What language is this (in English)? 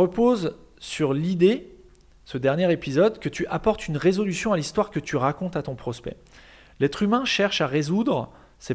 French